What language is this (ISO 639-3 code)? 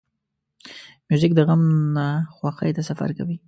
pus